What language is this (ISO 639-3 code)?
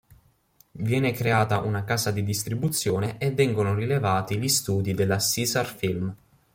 ita